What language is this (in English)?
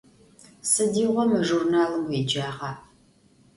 Adyghe